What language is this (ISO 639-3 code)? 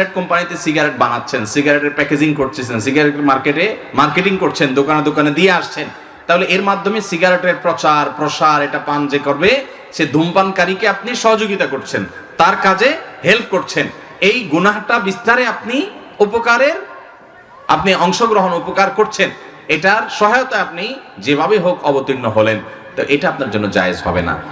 ind